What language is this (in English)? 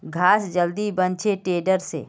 Magahi